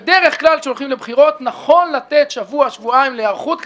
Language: Hebrew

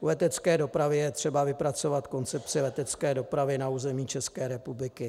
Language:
Czech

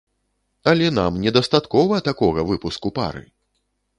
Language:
Belarusian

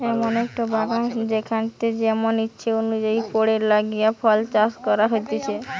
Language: Bangla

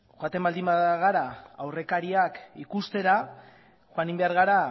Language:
Basque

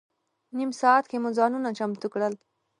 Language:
Pashto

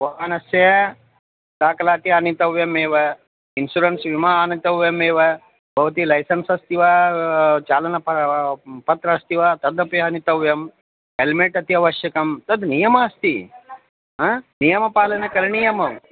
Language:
Sanskrit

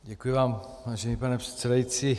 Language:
Czech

